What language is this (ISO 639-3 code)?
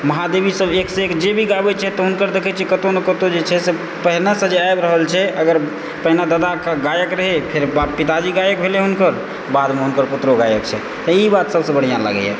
mai